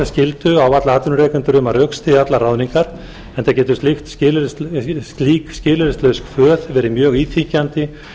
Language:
Icelandic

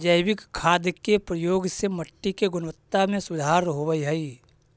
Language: Magahi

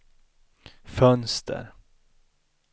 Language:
Swedish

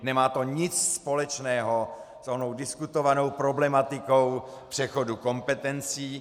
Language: Czech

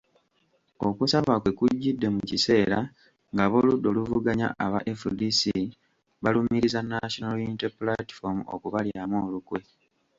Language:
Ganda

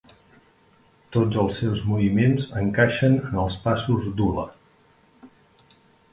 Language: Catalan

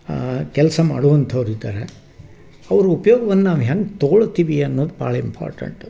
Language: Kannada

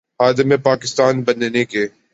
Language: Urdu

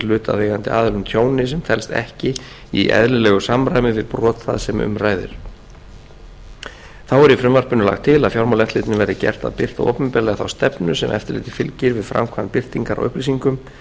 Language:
Icelandic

